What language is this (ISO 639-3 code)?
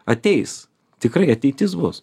lit